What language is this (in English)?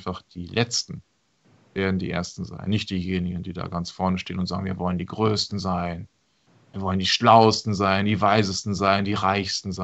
German